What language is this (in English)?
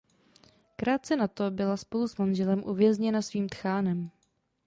Czech